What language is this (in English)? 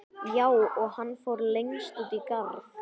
Icelandic